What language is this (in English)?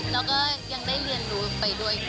Thai